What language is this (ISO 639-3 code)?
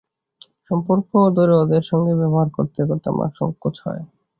ben